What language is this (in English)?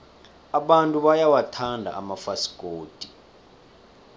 South Ndebele